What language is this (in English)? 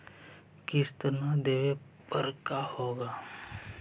Magahi